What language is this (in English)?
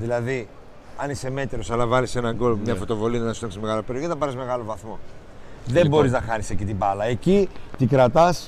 Greek